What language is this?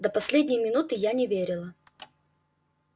Russian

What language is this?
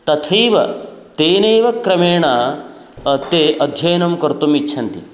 Sanskrit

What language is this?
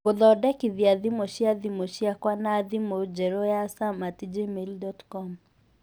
Kikuyu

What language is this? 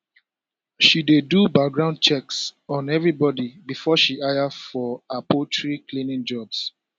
Nigerian Pidgin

